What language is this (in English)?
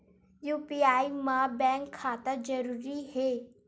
Chhattisgarhi